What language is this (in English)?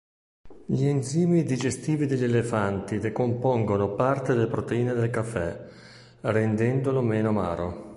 Italian